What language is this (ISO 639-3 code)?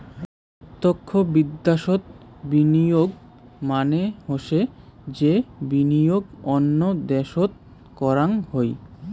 ben